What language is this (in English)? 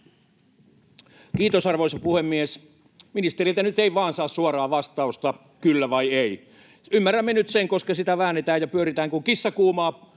Finnish